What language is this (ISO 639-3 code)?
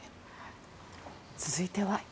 jpn